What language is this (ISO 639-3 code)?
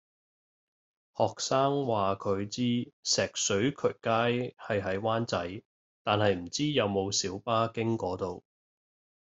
yue